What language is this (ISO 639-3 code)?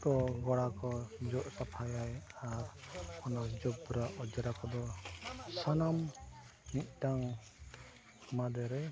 sat